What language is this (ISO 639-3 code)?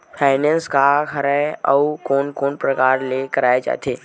hne